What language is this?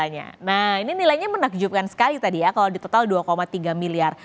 Indonesian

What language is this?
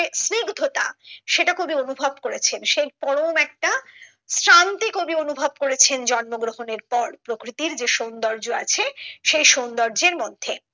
Bangla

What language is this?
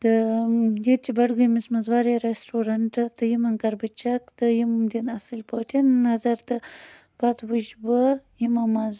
Kashmiri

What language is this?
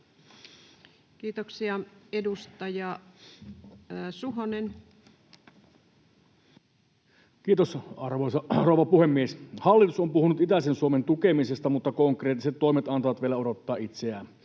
Finnish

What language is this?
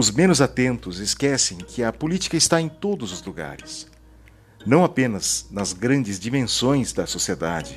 Portuguese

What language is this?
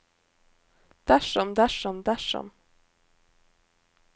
Norwegian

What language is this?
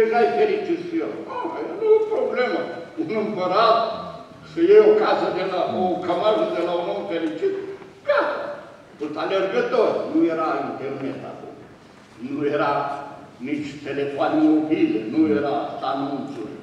Romanian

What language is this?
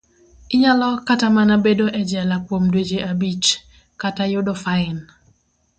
Luo (Kenya and Tanzania)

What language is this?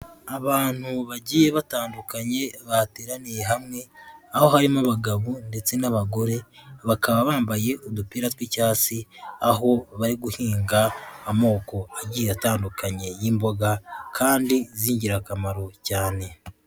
Kinyarwanda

